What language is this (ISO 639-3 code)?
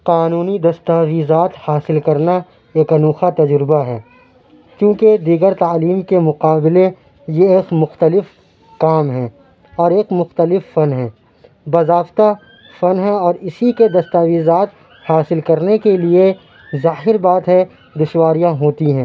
urd